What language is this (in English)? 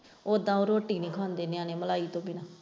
Punjabi